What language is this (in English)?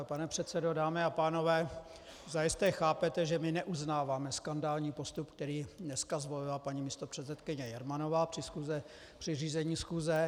Czech